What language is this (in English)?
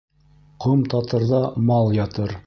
Bashkir